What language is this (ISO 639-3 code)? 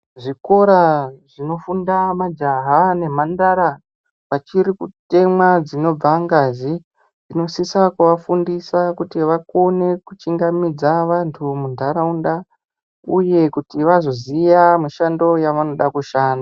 ndc